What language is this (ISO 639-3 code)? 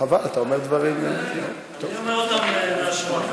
heb